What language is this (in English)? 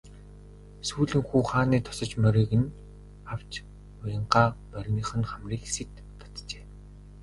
Mongolian